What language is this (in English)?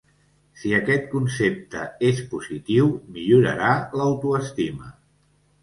Catalan